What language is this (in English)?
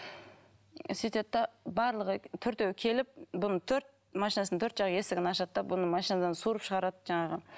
Kazakh